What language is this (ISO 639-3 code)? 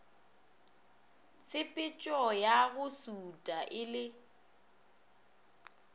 nso